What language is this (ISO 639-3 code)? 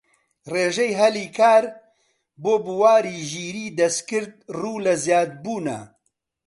ckb